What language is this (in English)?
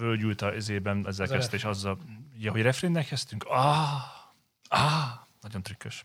Hungarian